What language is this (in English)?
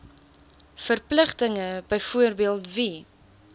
Afrikaans